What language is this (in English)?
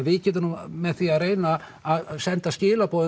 Icelandic